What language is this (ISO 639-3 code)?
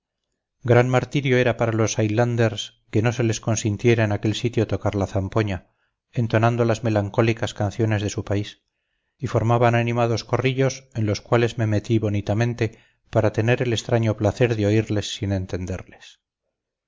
spa